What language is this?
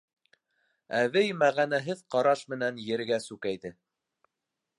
Bashkir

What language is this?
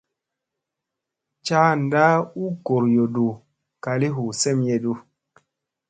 Musey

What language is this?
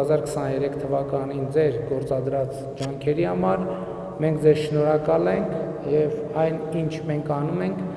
Romanian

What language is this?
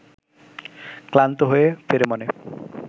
Bangla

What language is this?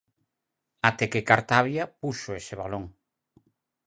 Galician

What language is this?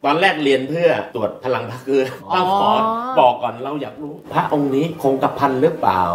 Thai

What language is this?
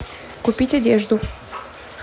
Russian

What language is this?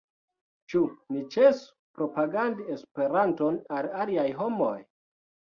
Esperanto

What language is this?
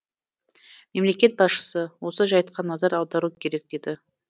Kazakh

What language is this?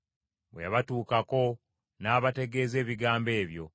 Ganda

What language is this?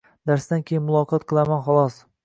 Uzbek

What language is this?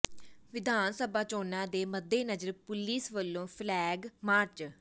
Punjabi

